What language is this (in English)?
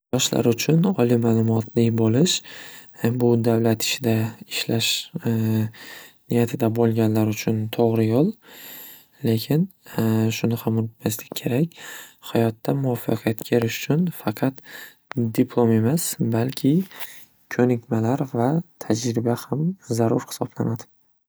Uzbek